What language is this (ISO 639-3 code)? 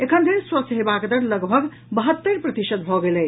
mai